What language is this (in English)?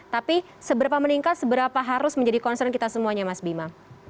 Indonesian